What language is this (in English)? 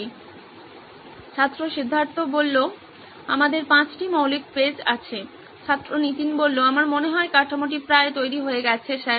Bangla